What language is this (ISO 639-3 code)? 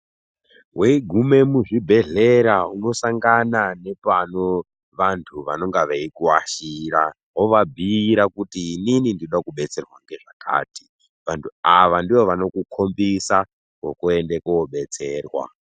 ndc